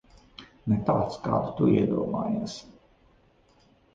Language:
Latvian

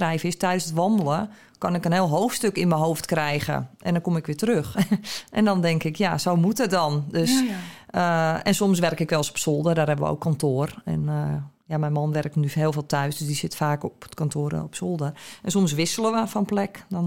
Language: Dutch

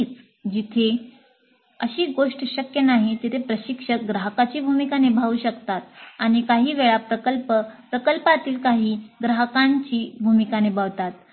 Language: Marathi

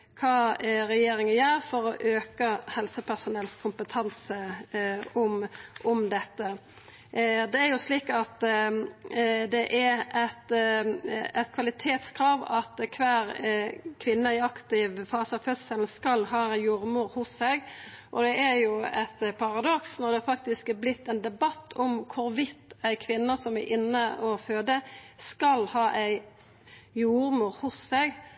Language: Norwegian Nynorsk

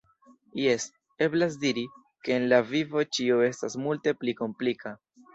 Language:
Esperanto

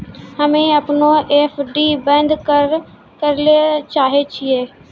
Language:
Maithili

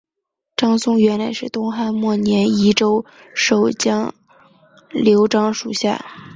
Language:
Chinese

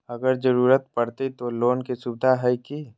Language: Magahi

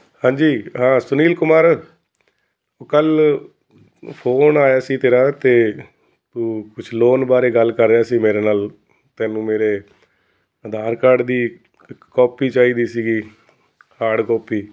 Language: Punjabi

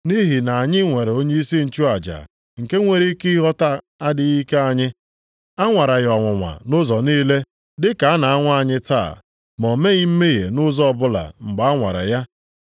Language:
Igbo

